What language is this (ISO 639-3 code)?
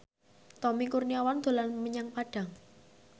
jav